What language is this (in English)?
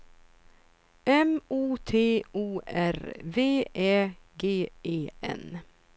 Swedish